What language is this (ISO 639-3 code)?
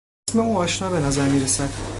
fas